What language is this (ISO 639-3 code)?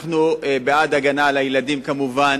heb